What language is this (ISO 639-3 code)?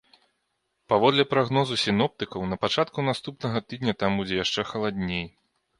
bel